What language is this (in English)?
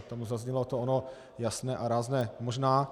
Czech